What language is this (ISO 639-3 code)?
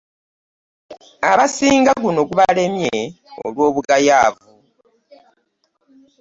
lug